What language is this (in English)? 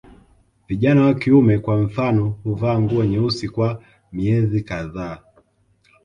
Swahili